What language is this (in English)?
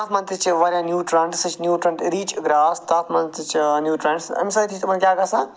Kashmiri